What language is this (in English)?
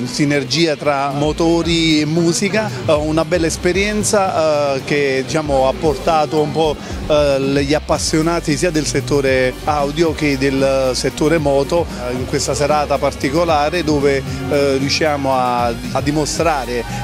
Italian